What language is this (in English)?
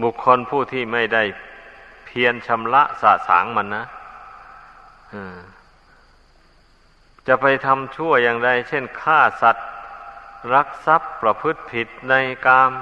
Thai